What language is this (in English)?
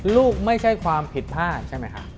Thai